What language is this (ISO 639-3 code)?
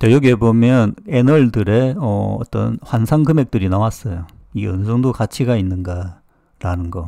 kor